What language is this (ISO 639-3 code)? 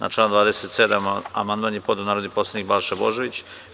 srp